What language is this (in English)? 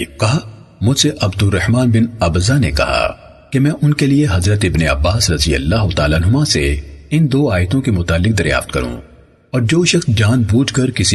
Urdu